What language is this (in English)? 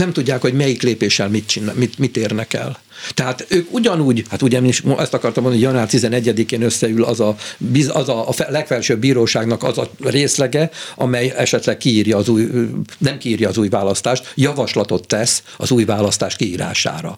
Hungarian